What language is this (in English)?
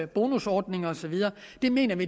Danish